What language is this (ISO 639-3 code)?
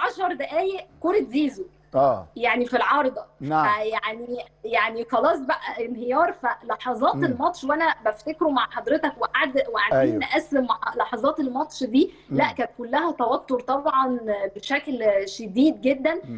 ara